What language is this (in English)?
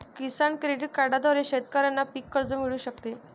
Marathi